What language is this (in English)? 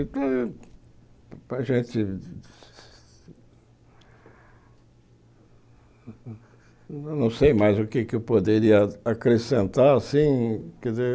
Portuguese